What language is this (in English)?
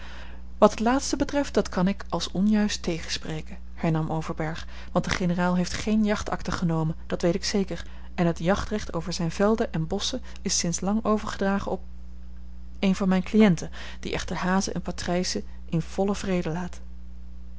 Dutch